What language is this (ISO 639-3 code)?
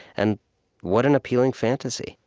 eng